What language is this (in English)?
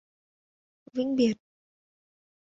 Vietnamese